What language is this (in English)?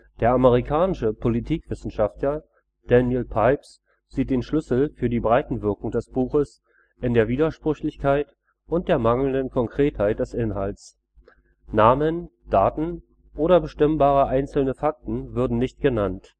German